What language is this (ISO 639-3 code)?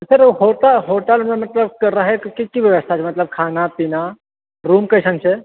mai